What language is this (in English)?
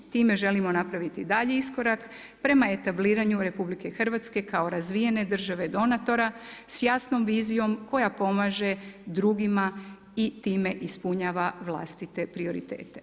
Croatian